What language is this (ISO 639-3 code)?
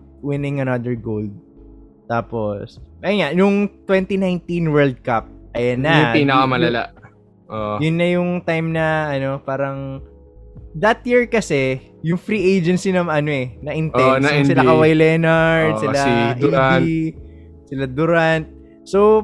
fil